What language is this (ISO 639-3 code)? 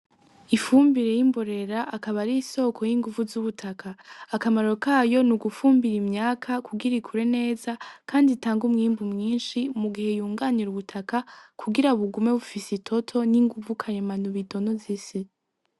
run